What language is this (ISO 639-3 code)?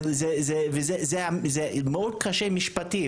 heb